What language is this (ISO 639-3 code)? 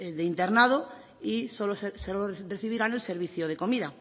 spa